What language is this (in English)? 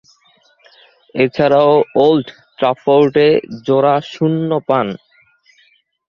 Bangla